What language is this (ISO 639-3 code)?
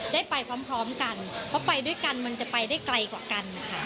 tha